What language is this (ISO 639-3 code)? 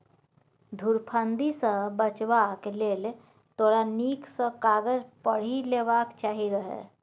mai